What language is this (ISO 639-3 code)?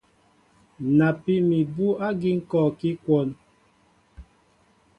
mbo